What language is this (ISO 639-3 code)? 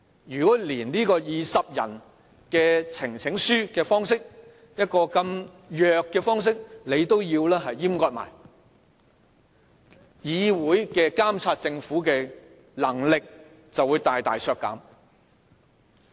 yue